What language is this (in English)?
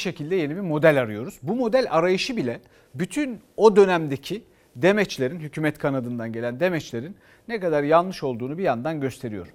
Turkish